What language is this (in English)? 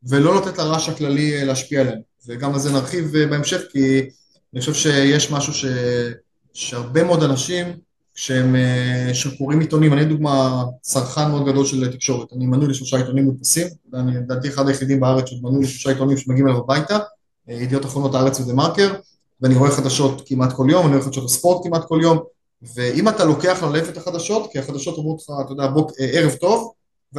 Hebrew